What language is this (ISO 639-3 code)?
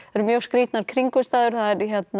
isl